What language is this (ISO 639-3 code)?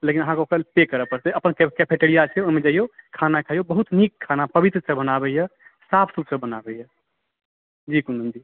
mai